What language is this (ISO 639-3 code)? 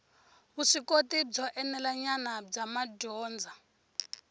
tso